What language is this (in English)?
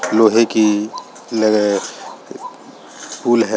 Hindi